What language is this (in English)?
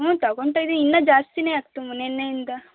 Kannada